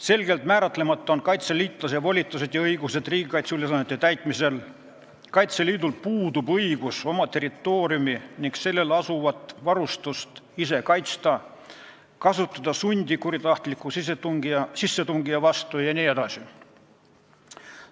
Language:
Estonian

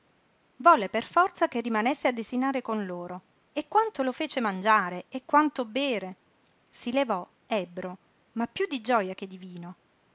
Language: Italian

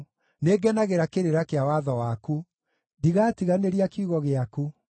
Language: Kikuyu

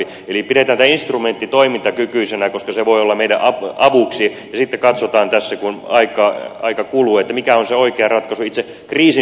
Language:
Finnish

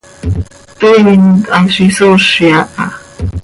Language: Seri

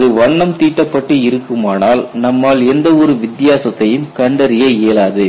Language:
Tamil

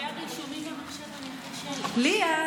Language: Hebrew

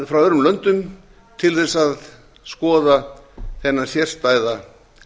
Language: Icelandic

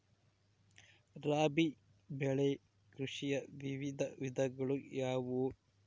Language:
Kannada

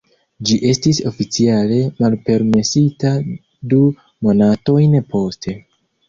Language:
Esperanto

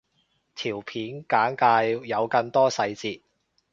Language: Cantonese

